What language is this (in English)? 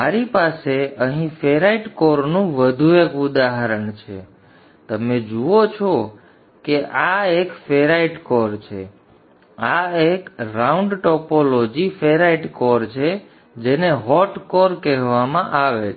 Gujarati